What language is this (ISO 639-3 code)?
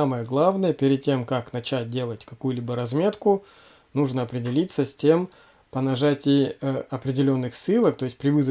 rus